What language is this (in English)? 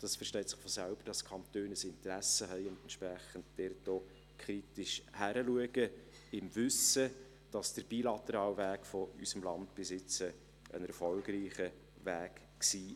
Swiss German